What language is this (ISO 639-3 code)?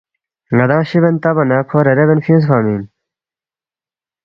bft